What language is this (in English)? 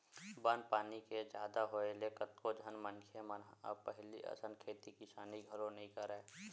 Chhattisgarhi